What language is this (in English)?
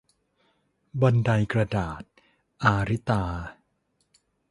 Thai